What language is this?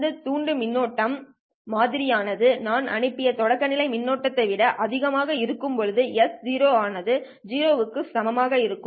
Tamil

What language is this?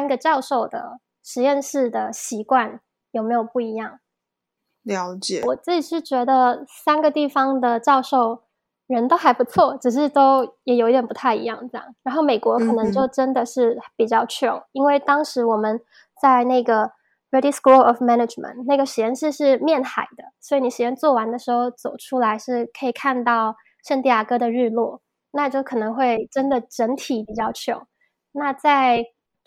Chinese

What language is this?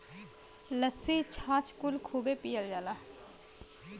Bhojpuri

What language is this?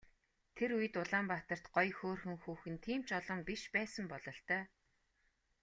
Mongolian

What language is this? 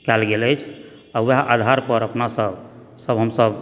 Maithili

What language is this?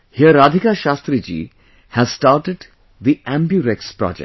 English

